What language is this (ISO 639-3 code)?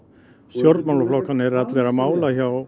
isl